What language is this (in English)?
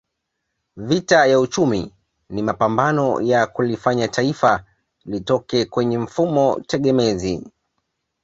Swahili